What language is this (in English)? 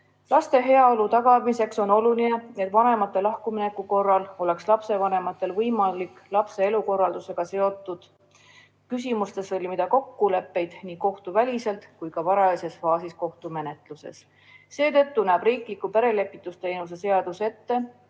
Estonian